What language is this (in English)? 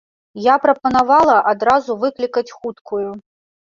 Belarusian